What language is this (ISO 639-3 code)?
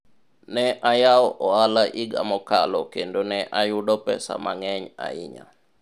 luo